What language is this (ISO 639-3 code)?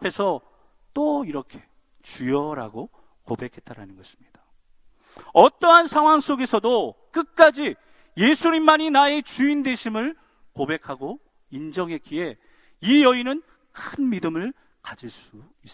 kor